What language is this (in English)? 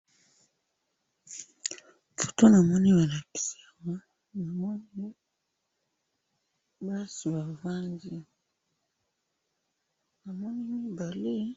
Lingala